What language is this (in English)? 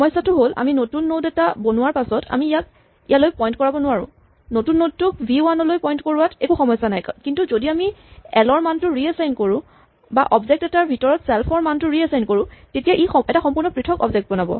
Assamese